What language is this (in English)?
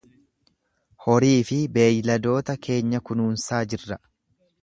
Oromo